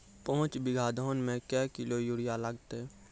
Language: Maithili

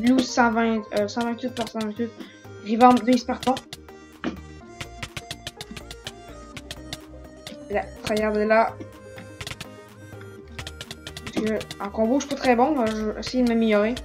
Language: French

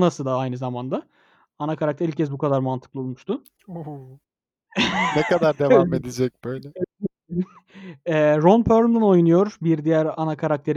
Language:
Turkish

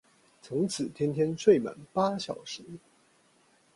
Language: Chinese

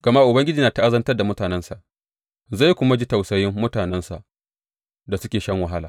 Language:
Hausa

